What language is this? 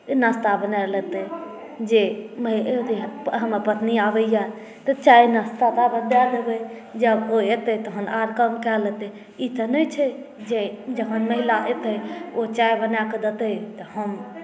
Maithili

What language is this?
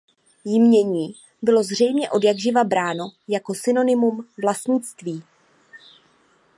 Czech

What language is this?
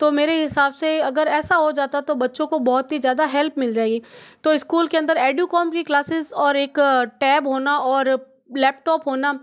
Hindi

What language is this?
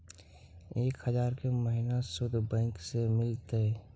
Magahi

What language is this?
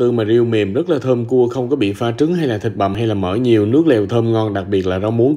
Vietnamese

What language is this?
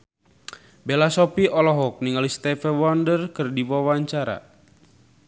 Sundanese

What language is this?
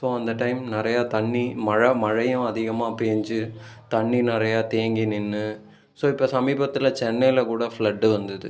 Tamil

